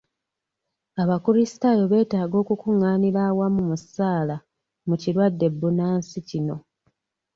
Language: Ganda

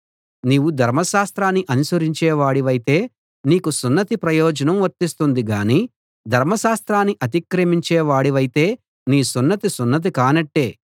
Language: Telugu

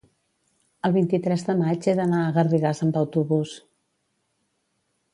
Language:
Catalan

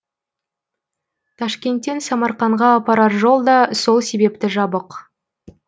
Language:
Kazakh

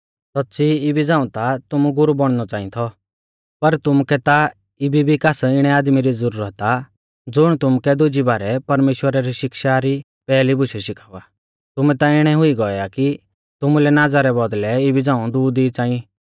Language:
Mahasu Pahari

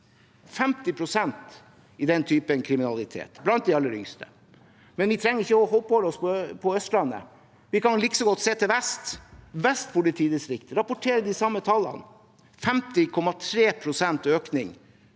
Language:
Norwegian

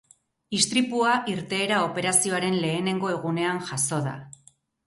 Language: Basque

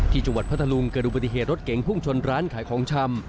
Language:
Thai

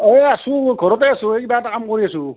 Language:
Assamese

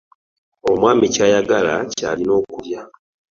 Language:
Ganda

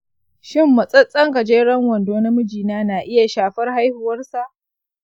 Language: Hausa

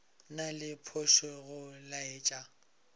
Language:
Northern Sotho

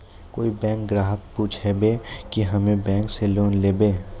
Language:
Maithili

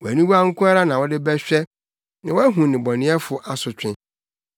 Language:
Akan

